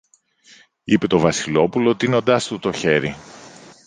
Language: Greek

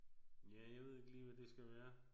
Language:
Danish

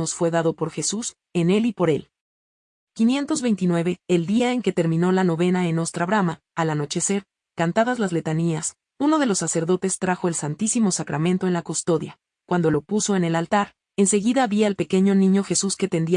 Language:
Spanish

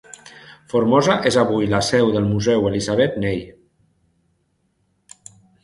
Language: Catalan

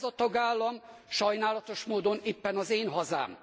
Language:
Hungarian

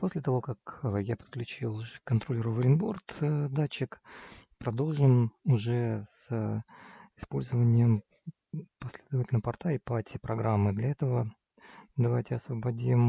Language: Russian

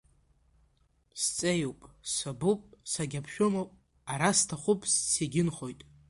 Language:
Abkhazian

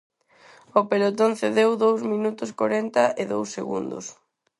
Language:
Galician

